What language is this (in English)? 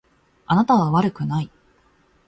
Japanese